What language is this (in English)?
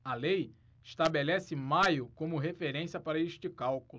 Portuguese